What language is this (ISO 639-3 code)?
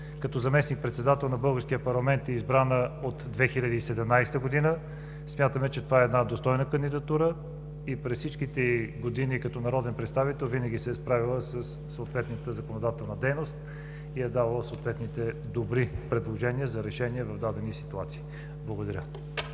bul